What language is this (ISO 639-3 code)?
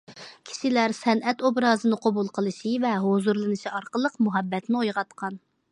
uig